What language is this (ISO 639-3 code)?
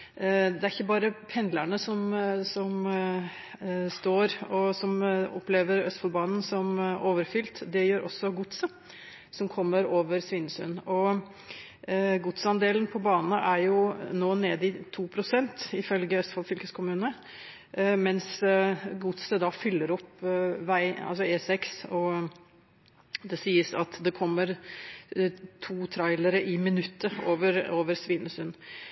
nob